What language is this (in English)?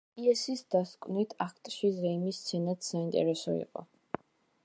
Georgian